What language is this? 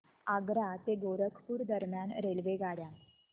Marathi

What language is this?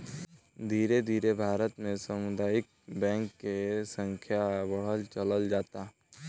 Bhojpuri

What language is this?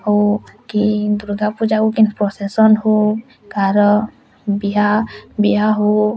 Odia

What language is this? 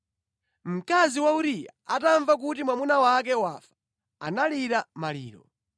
Nyanja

